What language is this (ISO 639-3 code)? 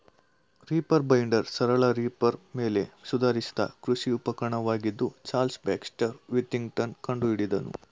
kan